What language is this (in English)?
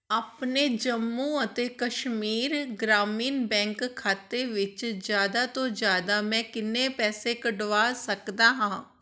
Punjabi